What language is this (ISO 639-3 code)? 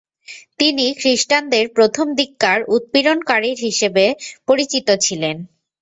ben